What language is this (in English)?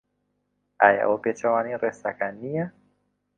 Central Kurdish